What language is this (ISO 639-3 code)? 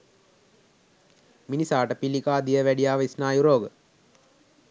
sin